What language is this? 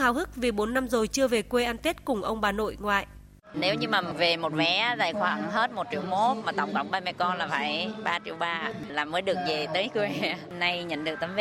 Vietnamese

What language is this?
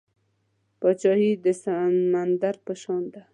Pashto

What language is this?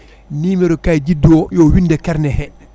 Fula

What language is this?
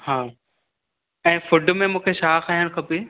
Sindhi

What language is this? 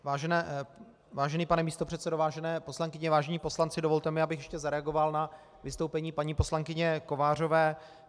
Czech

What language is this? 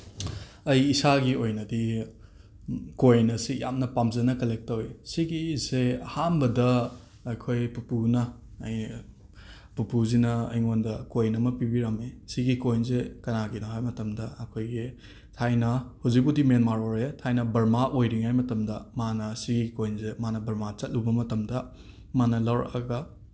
Manipuri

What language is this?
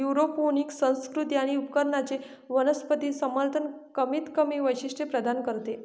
Marathi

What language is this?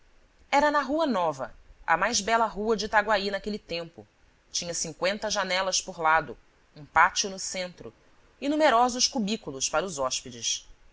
Portuguese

